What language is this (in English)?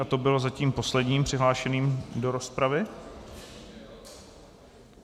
Czech